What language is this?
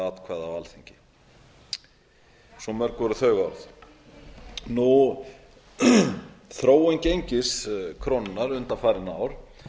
Icelandic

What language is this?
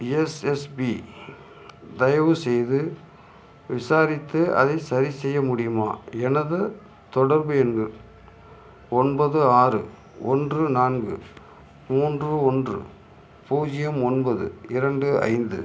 Tamil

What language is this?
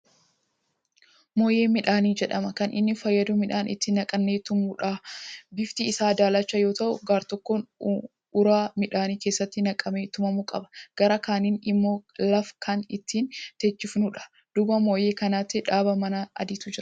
Oromo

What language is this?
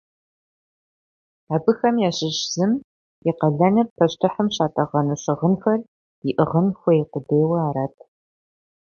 Kabardian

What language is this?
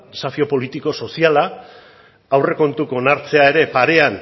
Basque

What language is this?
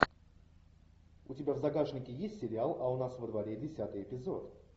Russian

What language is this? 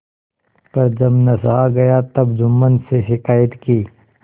Hindi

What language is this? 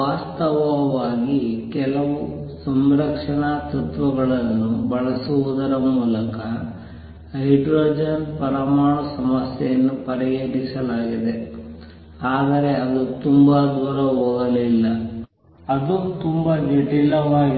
Kannada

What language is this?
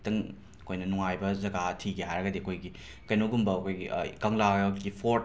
Manipuri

